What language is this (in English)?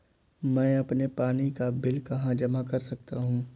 Hindi